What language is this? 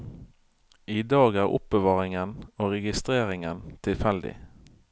Norwegian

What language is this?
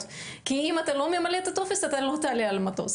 Hebrew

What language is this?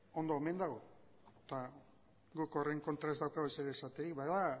Basque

